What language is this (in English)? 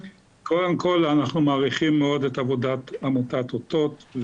Hebrew